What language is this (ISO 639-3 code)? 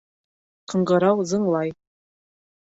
bak